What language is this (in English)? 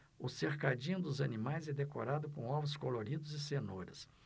Portuguese